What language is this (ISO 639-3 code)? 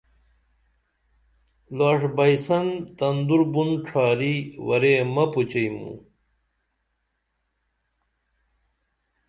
dml